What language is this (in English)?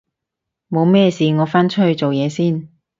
Cantonese